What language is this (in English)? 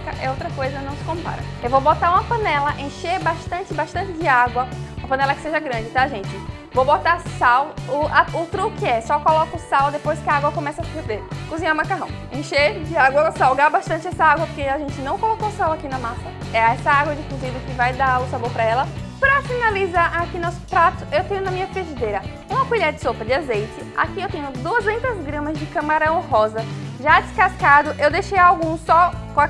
Portuguese